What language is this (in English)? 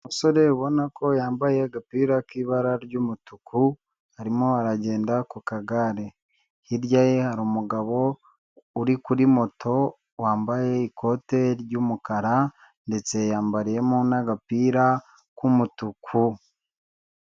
Kinyarwanda